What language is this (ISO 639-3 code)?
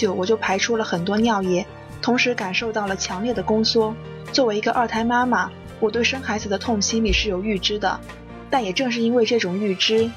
zho